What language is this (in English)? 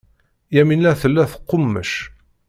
Kabyle